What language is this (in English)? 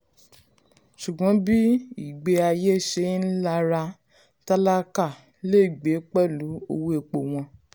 Yoruba